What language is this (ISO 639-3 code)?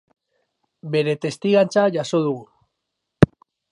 eus